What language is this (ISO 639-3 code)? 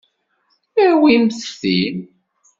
kab